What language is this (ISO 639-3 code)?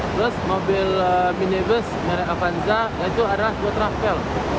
ind